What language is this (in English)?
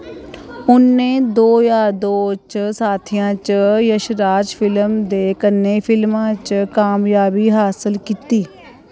Dogri